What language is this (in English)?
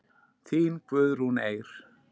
Icelandic